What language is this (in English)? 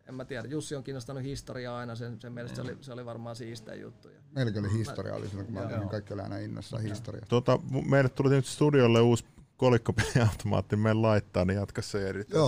Finnish